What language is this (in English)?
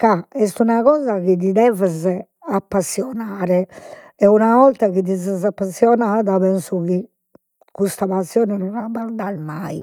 Sardinian